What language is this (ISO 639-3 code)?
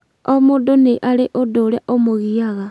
kik